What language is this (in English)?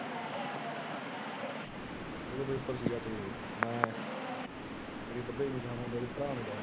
Punjabi